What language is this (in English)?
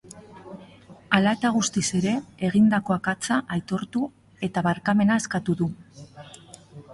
Basque